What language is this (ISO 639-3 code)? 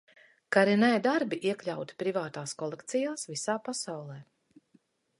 lav